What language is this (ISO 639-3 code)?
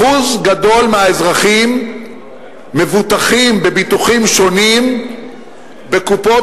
heb